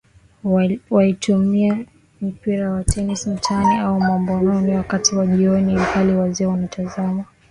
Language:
Swahili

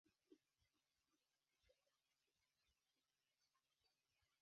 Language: Chinese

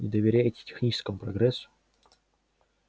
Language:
Russian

